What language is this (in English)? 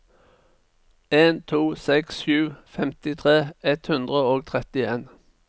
Norwegian